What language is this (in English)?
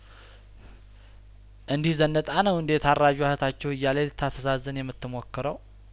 Amharic